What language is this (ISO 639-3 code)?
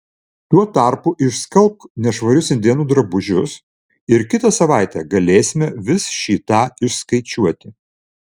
lit